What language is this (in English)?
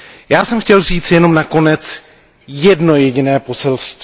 Czech